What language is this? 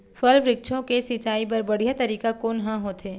Chhattisgarhi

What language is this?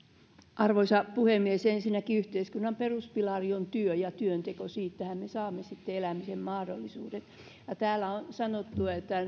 Finnish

